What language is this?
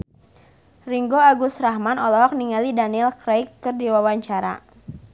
Sundanese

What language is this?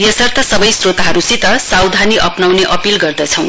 Nepali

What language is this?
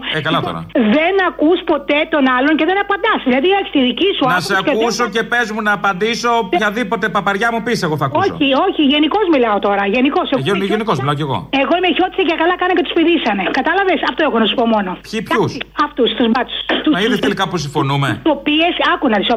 Greek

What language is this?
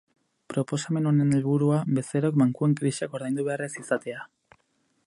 Basque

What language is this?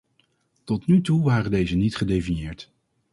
Dutch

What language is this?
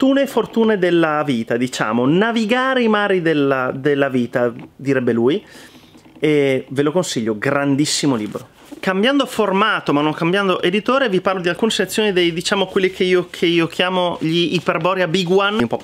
Italian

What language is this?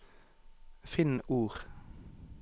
Norwegian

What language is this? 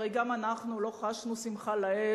Hebrew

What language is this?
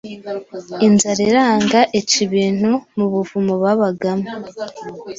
Kinyarwanda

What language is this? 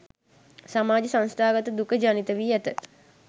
Sinhala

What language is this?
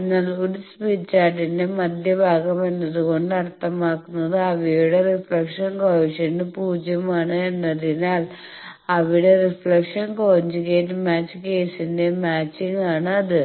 Malayalam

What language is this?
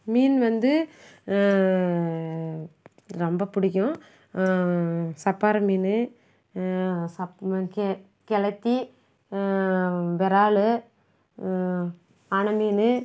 Tamil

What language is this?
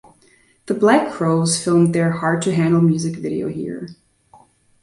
English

